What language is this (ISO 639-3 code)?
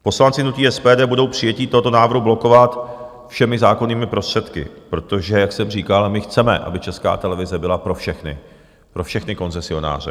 ces